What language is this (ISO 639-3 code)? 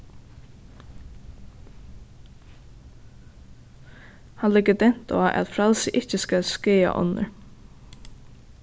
fao